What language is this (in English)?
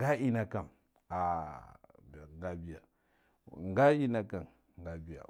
Guduf-Gava